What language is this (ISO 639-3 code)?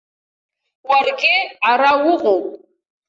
abk